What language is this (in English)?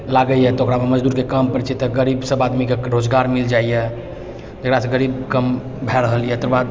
Maithili